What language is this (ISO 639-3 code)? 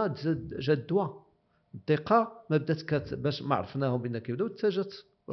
ara